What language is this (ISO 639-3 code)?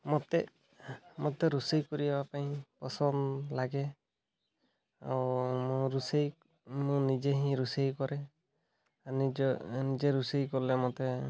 ori